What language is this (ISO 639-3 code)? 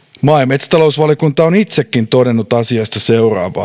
fin